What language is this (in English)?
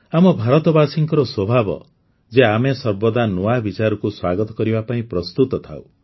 Odia